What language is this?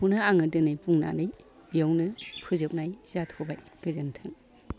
Bodo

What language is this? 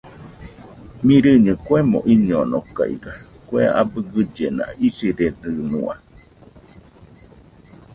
Nüpode Huitoto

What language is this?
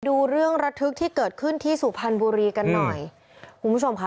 Thai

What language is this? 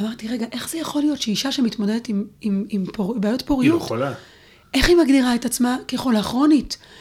Hebrew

